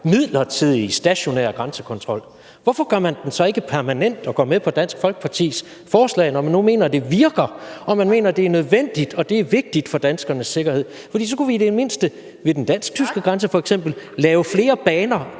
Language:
Danish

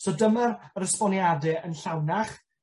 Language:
Welsh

